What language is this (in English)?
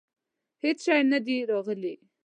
Pashto